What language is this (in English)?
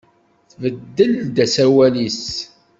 Kabyle